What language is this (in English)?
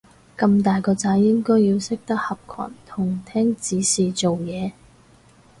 Cantonese